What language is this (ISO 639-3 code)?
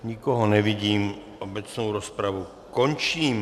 ces